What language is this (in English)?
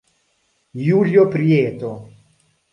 Italian